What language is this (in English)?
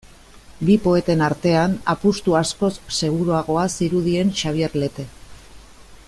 Basque